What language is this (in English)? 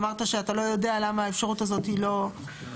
Hebrew